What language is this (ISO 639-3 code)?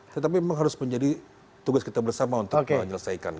ind